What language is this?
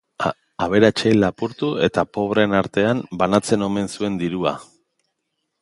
Basque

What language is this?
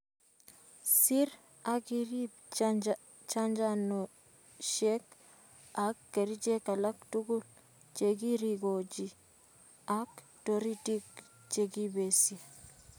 Kalenjin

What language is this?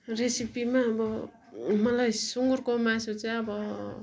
Nepali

